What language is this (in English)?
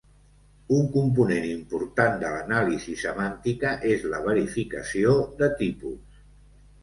Catalan